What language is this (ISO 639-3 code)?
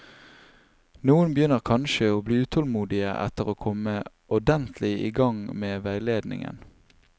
nor